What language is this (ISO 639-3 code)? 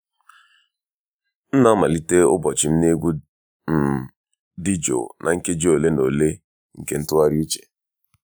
ibo